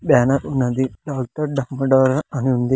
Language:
Telugu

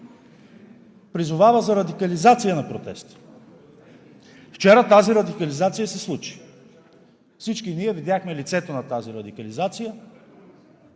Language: Bulgarian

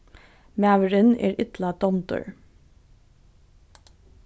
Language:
Faroese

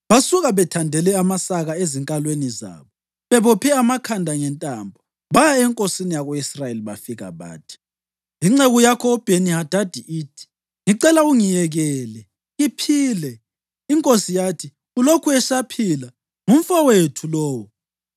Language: North Ndebele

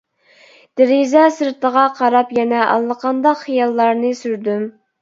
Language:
Uyghur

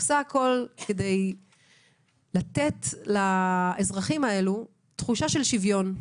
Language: Hebrew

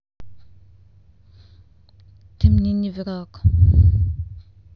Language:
Russian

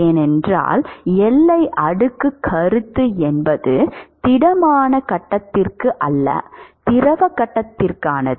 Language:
Tamil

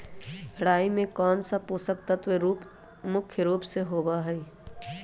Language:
Magahi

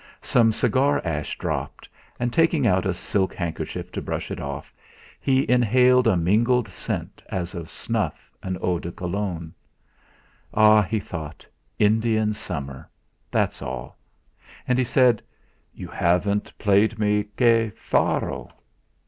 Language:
English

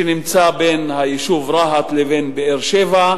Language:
Hebrew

